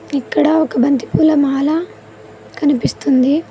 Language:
Telugu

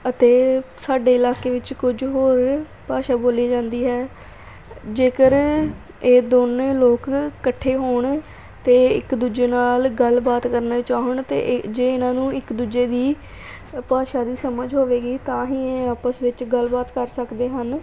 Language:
Punjabi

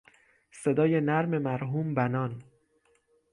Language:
Persian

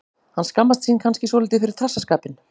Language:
Icelandic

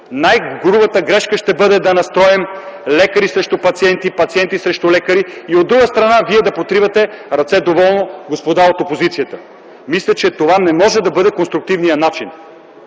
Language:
Bulgarian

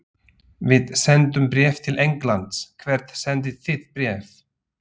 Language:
Icelandic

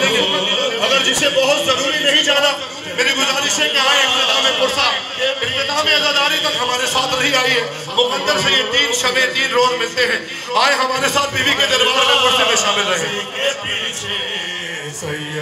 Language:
Arabic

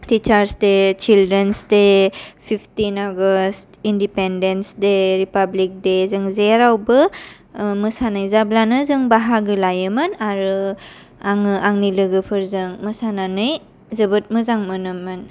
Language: Bodo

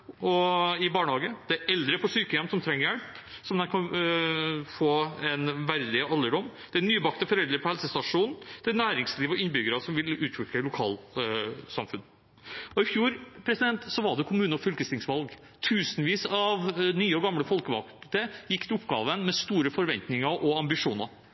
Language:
Norwegian Bokmål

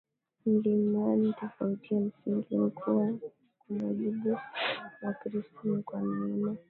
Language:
Swahili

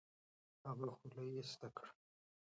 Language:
Pashto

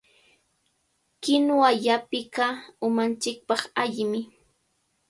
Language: Cajatambo North Lima Quechua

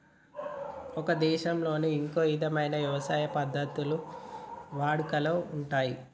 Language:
Telugu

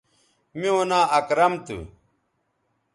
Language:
Bateri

